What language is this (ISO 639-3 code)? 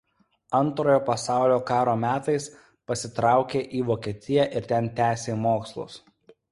lit